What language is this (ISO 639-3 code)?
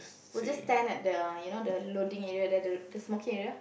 eng